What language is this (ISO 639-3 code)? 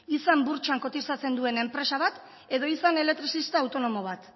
eus